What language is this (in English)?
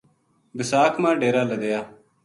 Gujari